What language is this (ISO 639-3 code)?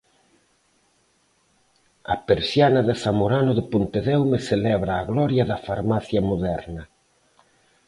glg